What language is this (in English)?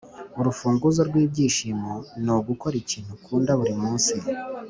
Kinyarwanda